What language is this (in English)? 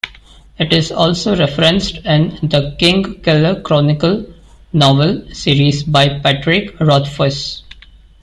English